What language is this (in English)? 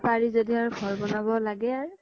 Assamese